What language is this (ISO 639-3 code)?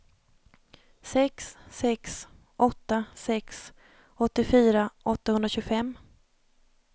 swe